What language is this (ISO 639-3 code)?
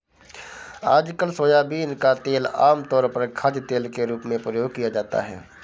hin